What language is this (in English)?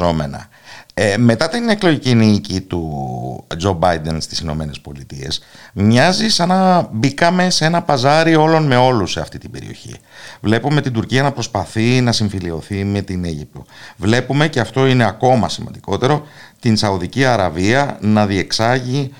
Greek